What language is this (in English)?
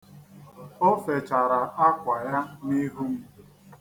Igbo